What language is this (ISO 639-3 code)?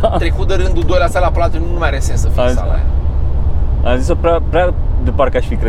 ron